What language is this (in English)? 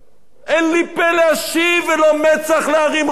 Hebrew